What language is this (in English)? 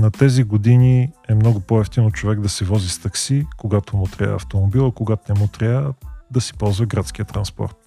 Bulgarian